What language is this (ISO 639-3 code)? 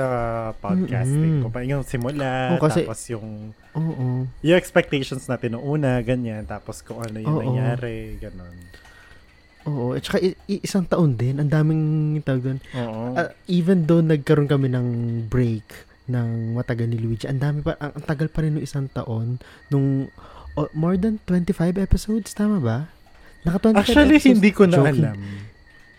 fil